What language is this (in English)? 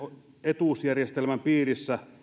Finnish